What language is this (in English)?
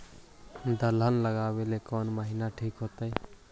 Magahi